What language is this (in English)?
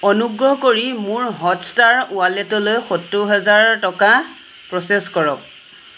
Assamese